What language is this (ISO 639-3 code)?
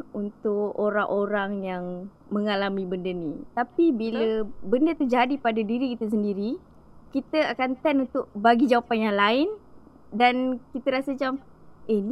msa